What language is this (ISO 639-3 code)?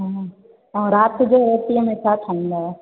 snd